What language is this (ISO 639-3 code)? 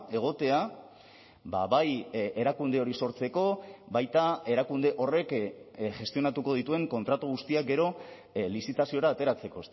eus